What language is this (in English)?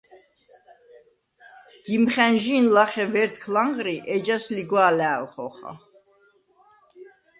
Svan